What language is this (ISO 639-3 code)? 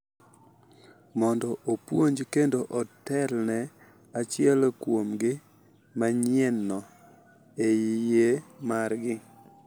luo